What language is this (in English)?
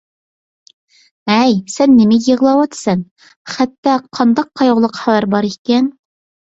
Uyghur